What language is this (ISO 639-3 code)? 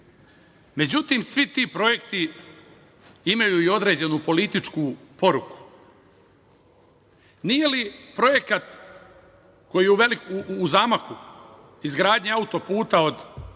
srp